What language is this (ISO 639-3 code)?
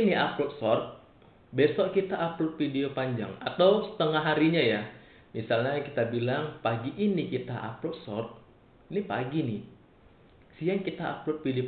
ind